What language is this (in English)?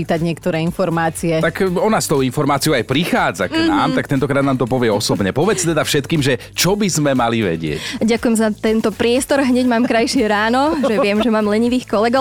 Slovak